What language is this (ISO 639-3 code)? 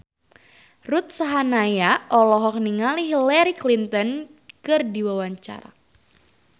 sun